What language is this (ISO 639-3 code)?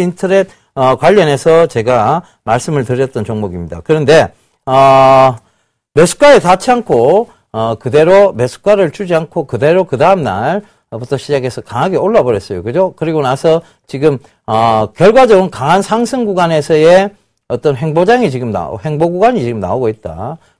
kor